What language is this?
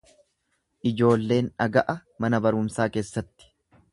Oromo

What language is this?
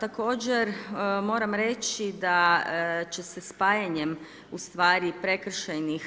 Croatian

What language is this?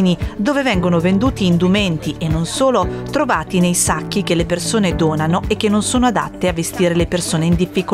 Italian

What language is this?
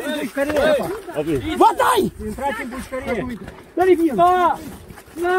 Romanian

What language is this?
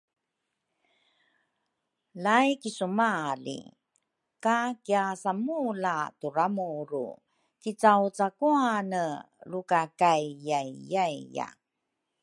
Rukai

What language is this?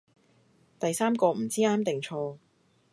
Cantonese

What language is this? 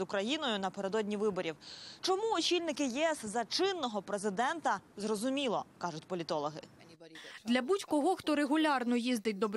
Ukrainian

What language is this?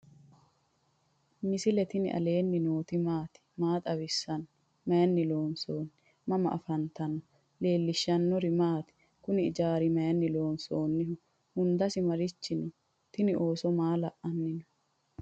Sidamo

